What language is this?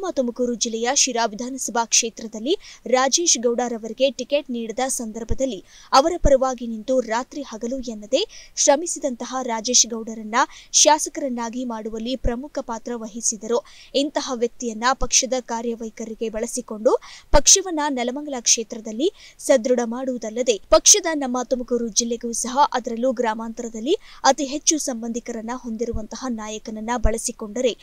Kannada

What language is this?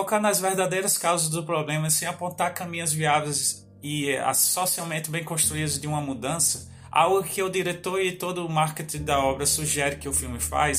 Portuguese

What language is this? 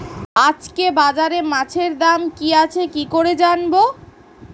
Bangla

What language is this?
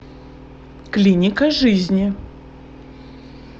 Russian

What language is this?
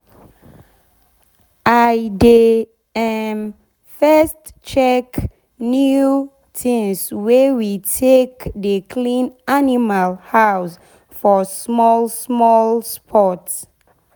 Nigerian Pidgin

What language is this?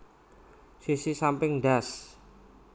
Javanese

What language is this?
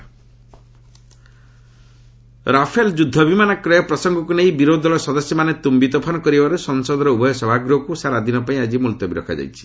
Odia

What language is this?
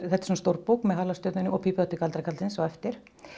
Icelandic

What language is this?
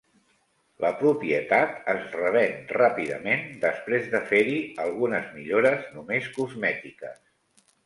Catalan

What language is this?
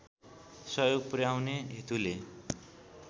Nepali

